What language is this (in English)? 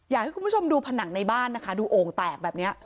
Thai